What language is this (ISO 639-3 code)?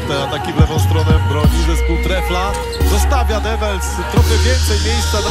pol